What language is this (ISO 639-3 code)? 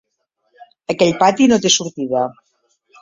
cat